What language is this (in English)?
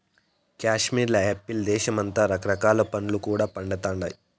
Telugu